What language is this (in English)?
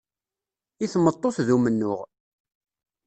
Kabyle